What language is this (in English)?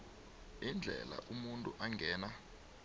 South Ndebele